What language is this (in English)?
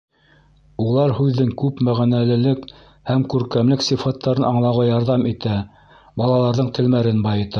Bashkir